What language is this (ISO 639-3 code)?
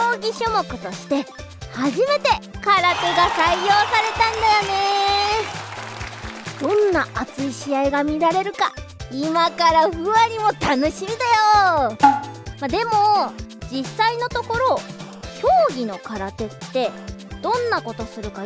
jpn